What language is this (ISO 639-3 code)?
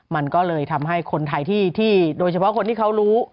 tha